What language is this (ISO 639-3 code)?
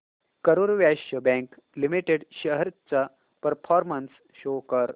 mar